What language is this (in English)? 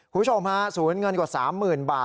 Thai